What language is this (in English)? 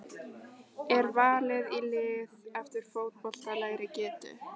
Icelandic